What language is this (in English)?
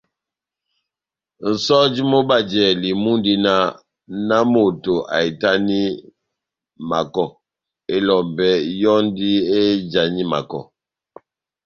Batanga